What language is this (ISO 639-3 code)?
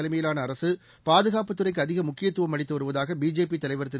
tam